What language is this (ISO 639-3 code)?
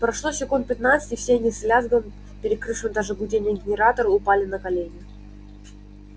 rus